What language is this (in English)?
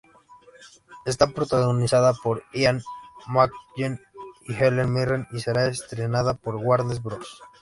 Spanish